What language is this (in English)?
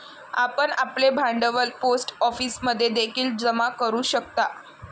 Marathi